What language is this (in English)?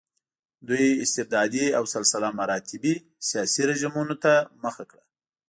Pashto